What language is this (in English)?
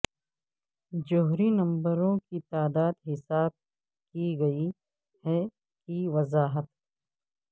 Urdu